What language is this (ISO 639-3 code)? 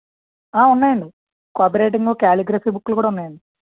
tel